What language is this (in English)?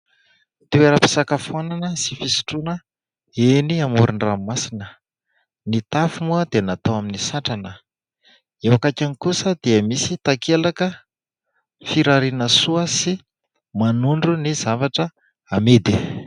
Malagasy